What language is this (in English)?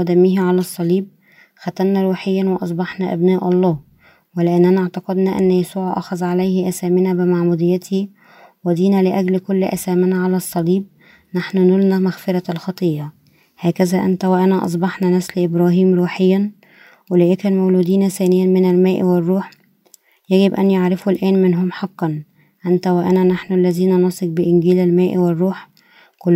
Arabic